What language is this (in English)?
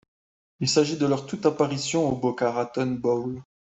French